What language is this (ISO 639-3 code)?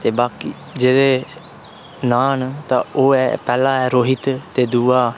doi